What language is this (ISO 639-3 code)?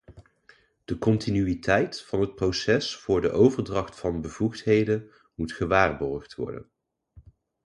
nld